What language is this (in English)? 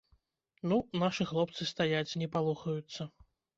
Belarusian